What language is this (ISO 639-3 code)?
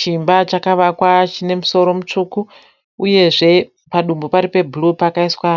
sna